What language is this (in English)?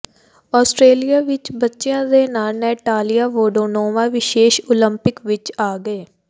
Punjabi